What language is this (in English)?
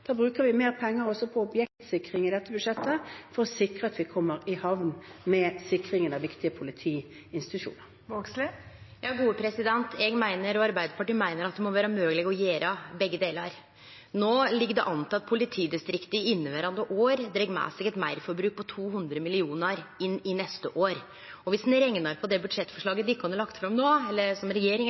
Norwegian